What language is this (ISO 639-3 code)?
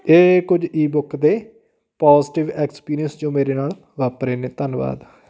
pan